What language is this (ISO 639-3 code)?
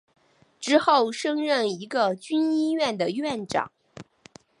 zho